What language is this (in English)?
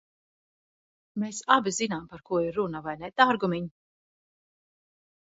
Latvian